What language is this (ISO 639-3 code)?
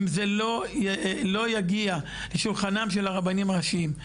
heb